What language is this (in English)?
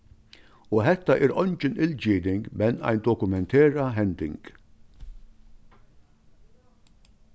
Faroese